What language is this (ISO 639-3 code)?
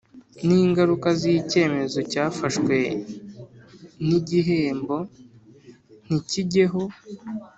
kin